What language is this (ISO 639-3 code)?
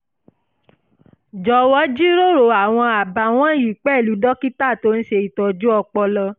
yor